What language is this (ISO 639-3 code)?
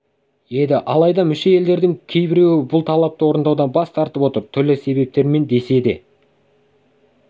kaz